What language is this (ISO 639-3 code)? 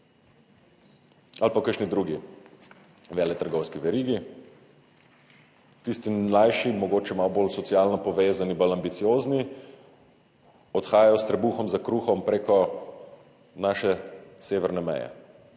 slv